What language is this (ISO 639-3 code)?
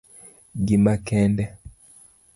luo